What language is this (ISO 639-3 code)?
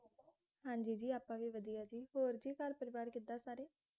pan